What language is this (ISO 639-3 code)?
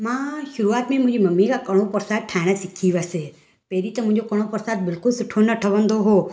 snd